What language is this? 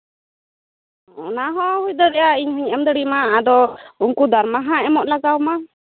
Santali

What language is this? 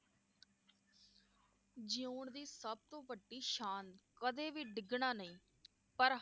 Punjabi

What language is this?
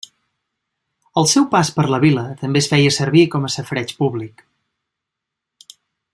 Catalan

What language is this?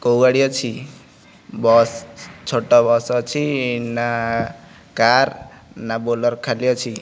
Odia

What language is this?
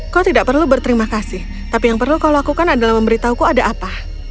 Indonesian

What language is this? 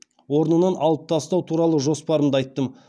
Kazakh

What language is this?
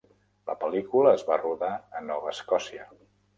Catalan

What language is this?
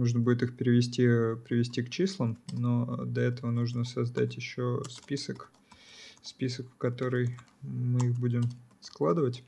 Russian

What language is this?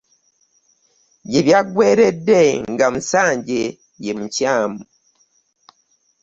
Ganda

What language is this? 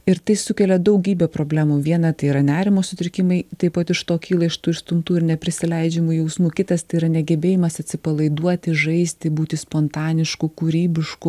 Lithuanian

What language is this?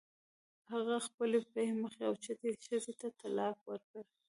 Pashto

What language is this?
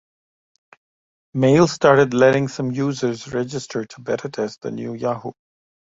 English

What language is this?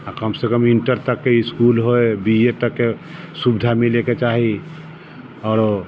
Maithili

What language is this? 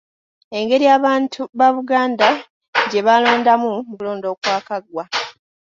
Ganda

